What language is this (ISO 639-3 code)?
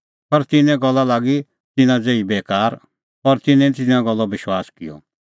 kfx